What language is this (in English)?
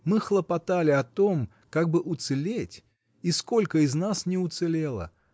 Russian